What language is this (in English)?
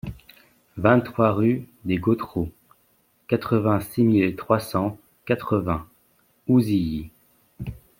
French